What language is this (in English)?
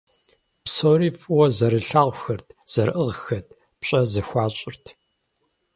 Kabardian